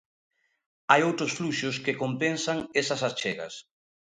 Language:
Galician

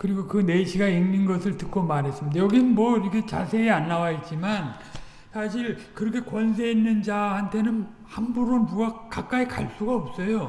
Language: Korean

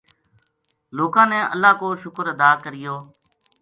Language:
Gujari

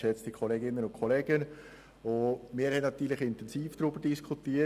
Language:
Swiss German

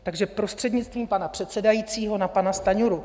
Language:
Czech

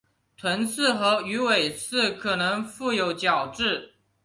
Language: Chinese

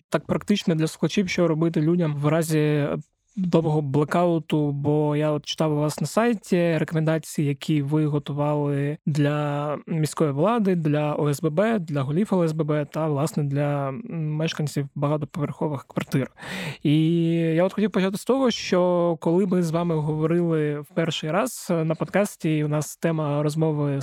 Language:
Ukrainian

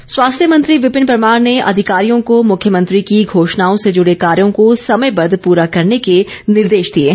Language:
Hindi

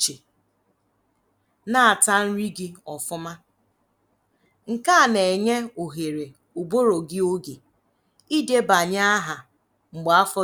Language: Igbo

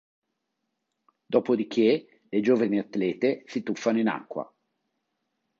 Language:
Italian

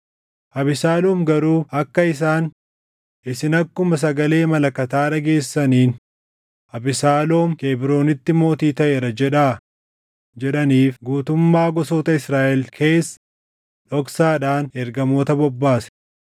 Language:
Oromo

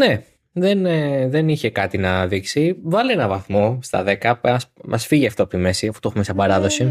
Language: Greek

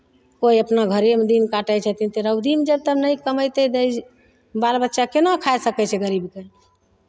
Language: Maithili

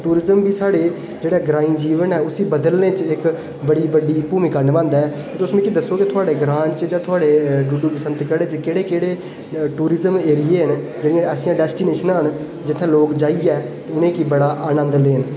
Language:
Dogri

